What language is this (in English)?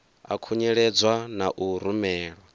Venda